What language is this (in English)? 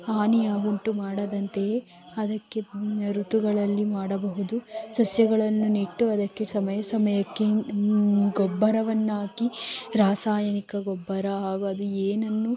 Kannada